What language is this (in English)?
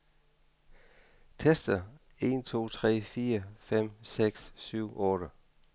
Danish